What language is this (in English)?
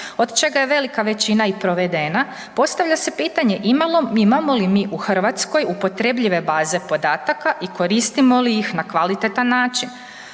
Croatian